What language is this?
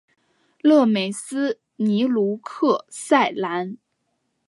Chinese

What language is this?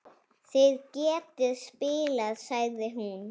Icelandic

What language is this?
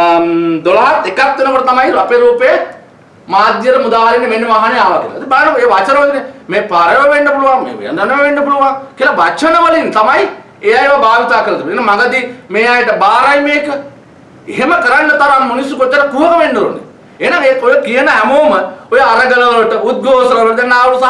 Sinhala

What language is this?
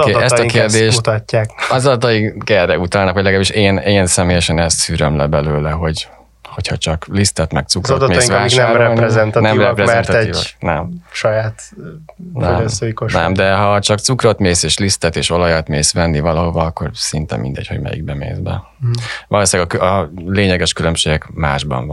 Hungarian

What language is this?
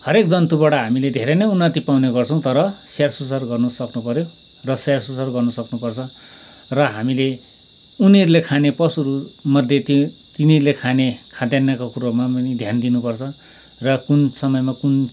Nepali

